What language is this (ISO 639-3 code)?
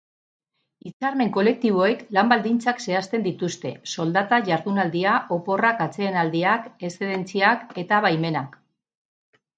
eus